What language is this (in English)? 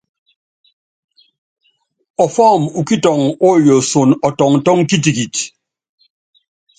Yangben